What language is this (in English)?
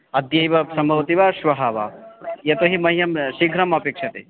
Sanskrit